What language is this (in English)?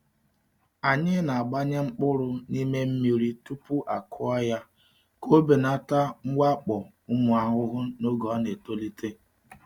Igbo